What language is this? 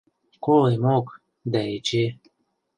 Western Mari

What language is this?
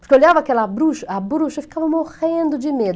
Portuguese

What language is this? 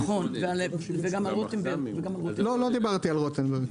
Hebrew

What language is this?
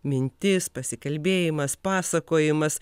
Lithuanian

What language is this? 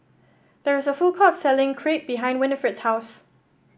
English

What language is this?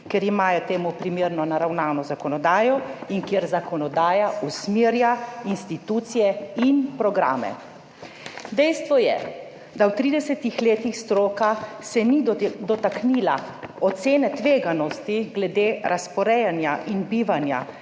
Slovenian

